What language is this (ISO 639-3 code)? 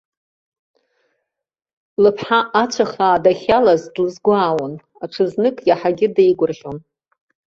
abk